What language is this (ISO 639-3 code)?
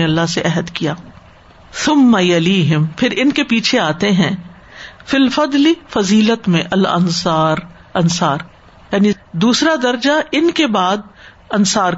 urd